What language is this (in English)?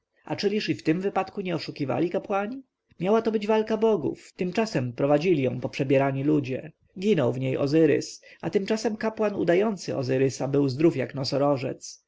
Polish